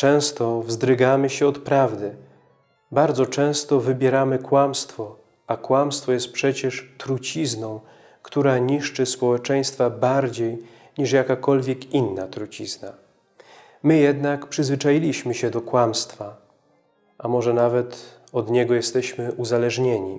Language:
Polish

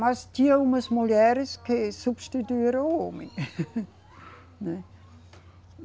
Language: Portuguese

